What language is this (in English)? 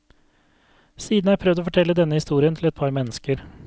Norwegian